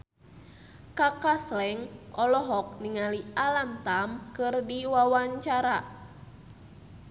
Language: Sundanese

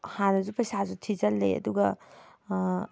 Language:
Manipuri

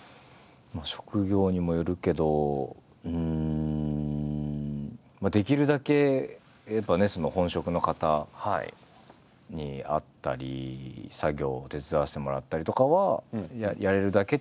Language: Japanese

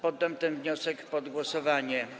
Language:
Polish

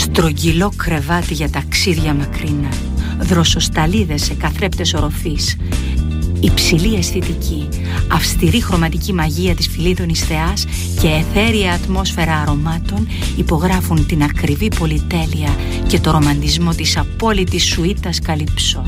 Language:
Greek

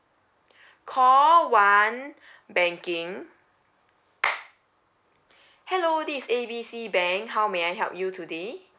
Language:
English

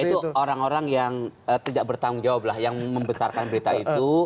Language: Indonesian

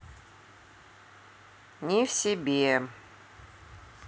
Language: Russian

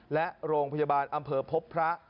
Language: Thai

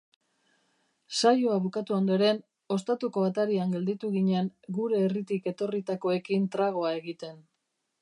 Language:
Basque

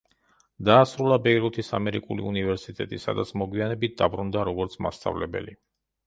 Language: Georgian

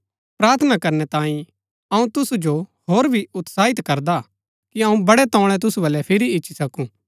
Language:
Gaddi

